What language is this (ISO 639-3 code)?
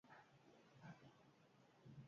eus